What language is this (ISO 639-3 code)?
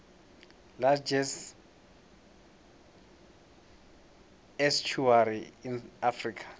nbl